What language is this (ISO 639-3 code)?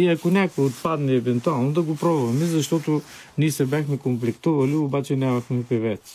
bul